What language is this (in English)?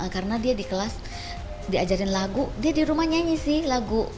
Indonesian